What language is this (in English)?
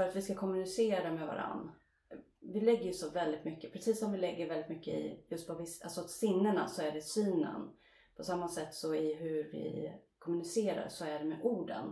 Swedish